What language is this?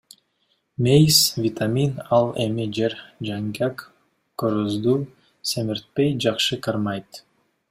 Kyrgyz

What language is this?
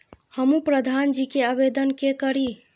Maithili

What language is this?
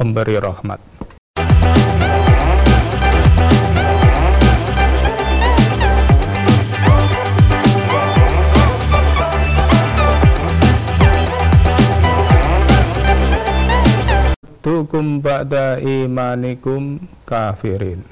Indonesian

